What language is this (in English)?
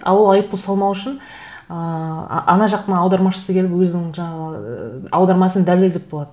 Kazakh